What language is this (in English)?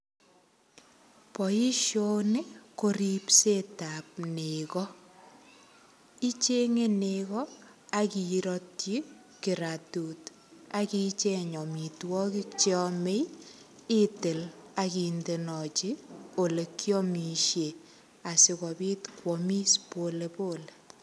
Kalenjin